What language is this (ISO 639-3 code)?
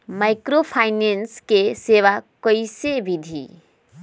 mag